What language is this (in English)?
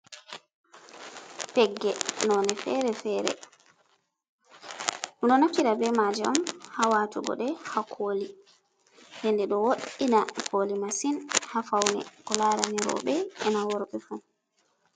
Fula